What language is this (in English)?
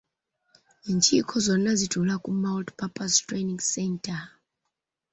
Ganda